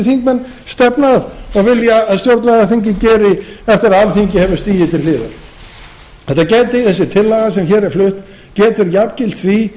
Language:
Icelandic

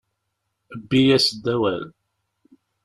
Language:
Kabyle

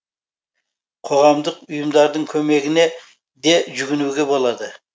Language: Kazakh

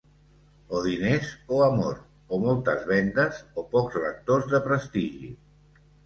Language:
Catalan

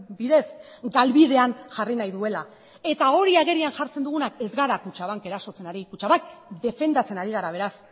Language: Basque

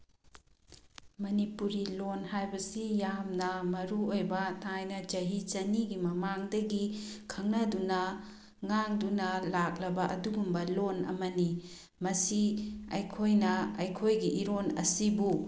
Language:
Manipuri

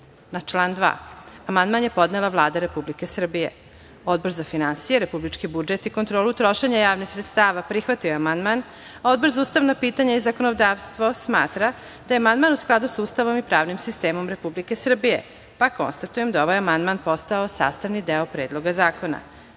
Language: Serbian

